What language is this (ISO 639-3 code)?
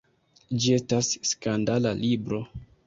epo